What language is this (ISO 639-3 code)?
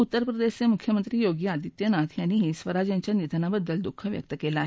mar